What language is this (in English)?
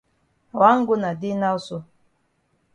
Cameroon Pidgin